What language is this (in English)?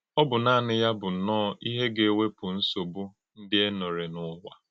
Igbo